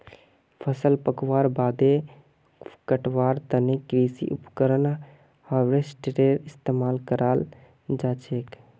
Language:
Magahi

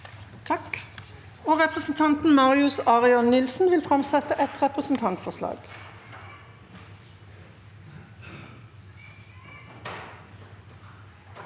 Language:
Norwegian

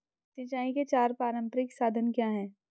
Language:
Hindi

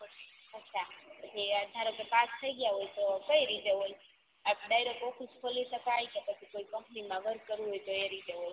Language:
Gujarati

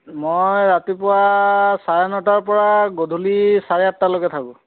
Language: Assamese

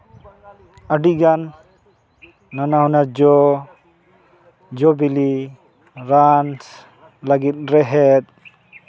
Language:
Santali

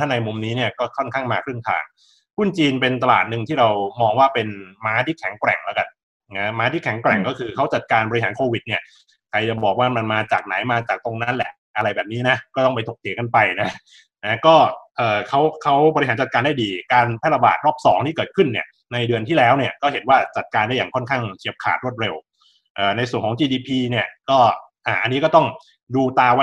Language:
Thai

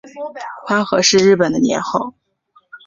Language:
Chinese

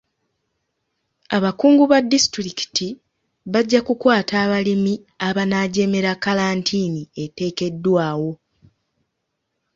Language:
Ganda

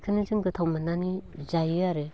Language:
Bodo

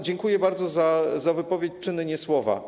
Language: Polish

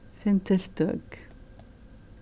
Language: Faroese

